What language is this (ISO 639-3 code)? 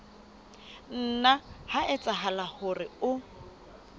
sot